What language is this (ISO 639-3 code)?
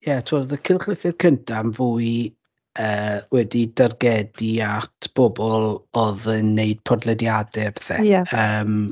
cym